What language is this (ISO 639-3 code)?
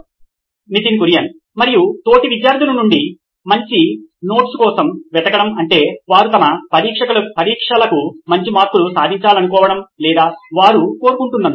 tel